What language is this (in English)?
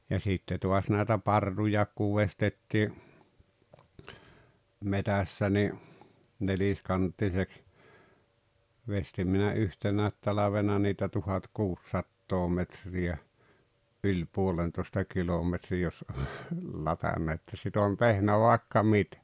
Finnish